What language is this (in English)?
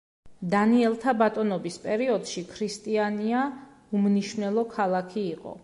Georgian